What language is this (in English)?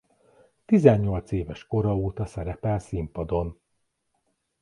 Hungarian